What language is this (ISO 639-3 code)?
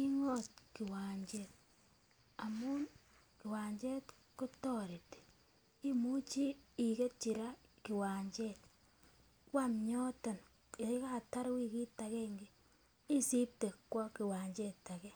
kln